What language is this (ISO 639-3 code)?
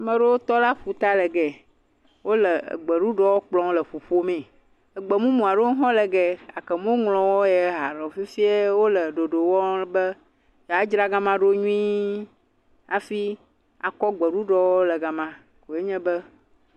ewe